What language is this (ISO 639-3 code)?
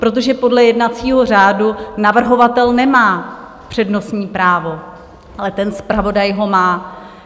ces